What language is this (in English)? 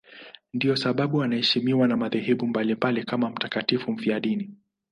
Swahili